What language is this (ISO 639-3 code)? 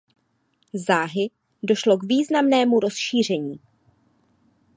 ces